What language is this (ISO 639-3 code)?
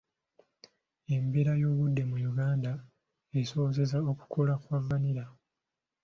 lug